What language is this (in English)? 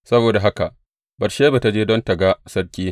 Hausa